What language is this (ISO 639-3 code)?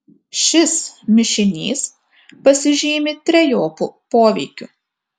lit